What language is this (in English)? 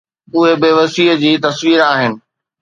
Sindhi